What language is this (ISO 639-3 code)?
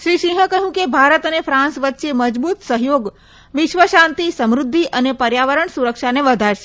guj